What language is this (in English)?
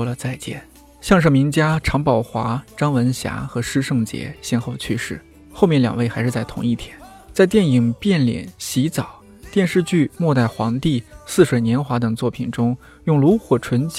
Chinese